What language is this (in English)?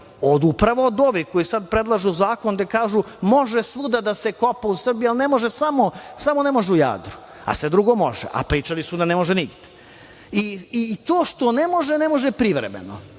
Serbian